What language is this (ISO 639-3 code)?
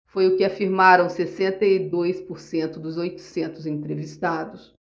por